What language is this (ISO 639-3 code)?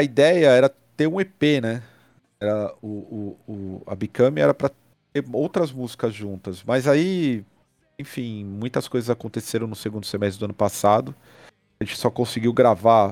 por